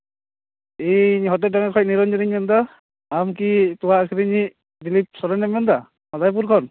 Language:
Santali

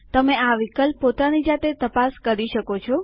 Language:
Gujarati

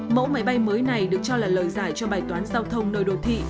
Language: Vietnamese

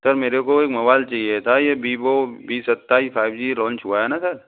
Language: Hindi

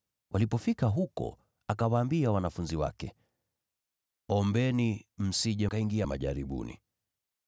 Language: Swahili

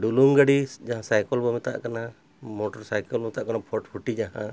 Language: Santali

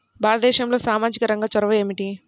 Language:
Telugu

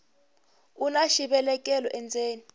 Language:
Tsonga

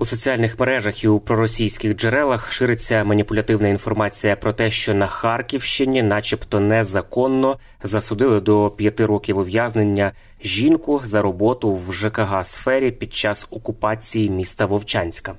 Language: Ukrainian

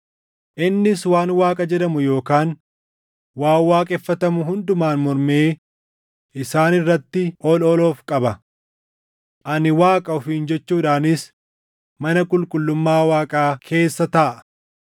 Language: Oromo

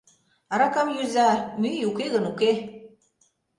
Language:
Mari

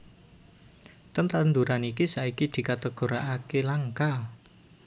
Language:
Javanese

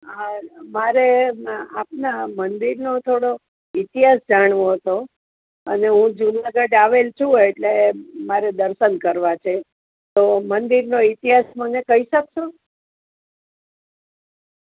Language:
Gujarati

